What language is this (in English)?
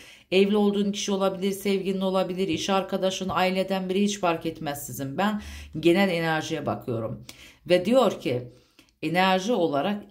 Turkish